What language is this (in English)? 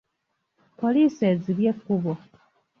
Ganda